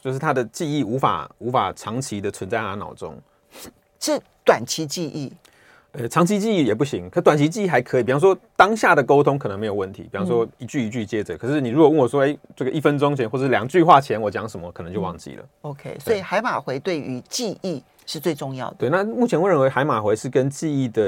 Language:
Chinese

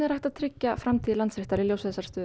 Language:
Icelandic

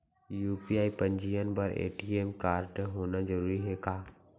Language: Chhattisgarhi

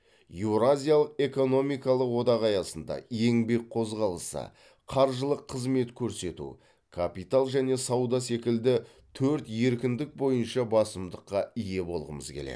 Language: Kazakh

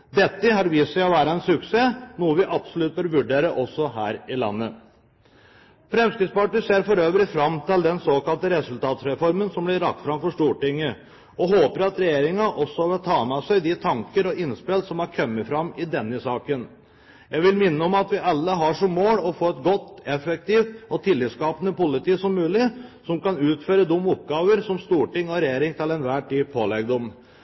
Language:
Norwegian Bokmål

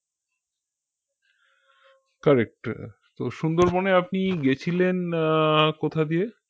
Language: Bangla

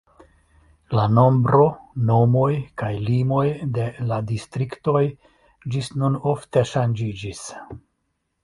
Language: Esperanto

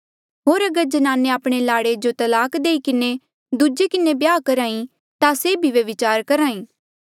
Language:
Mandeali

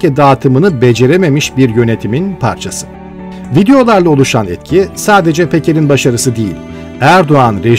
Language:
Turkish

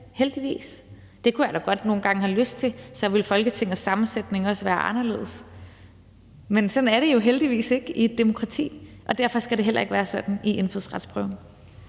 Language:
Danish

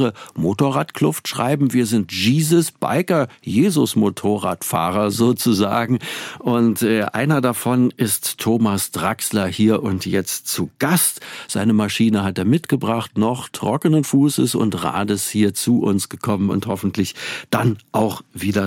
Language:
German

